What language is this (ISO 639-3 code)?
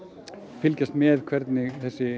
isl